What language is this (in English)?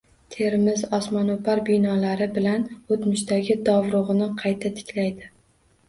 Uzbek